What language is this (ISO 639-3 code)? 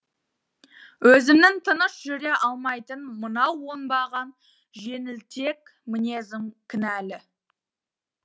kaz